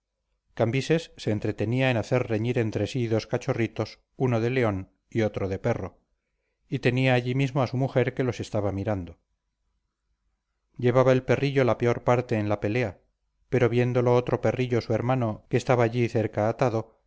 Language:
Spanish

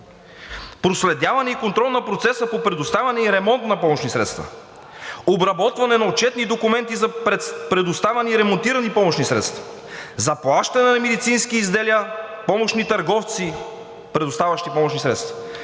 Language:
Bulgarian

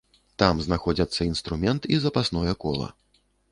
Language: Belarusian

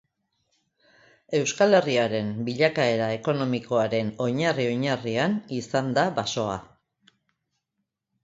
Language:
Basque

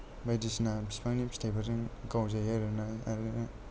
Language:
Bodo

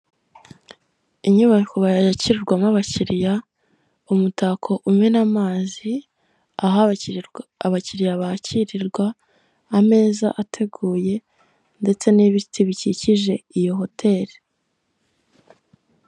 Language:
Kinyarwanda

